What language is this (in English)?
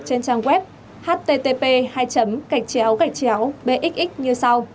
Vietnamese